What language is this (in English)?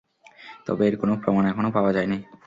Bangla